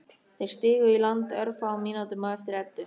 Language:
Icelandic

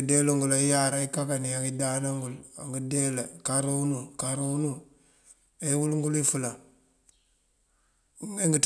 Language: Mandjak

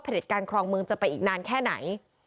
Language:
Thai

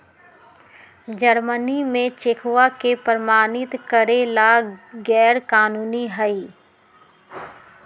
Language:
Magahi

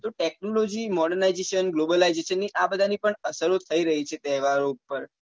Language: Gujarati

